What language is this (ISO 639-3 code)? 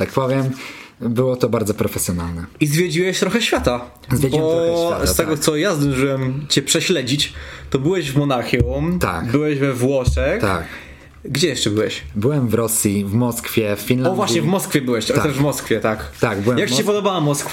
pol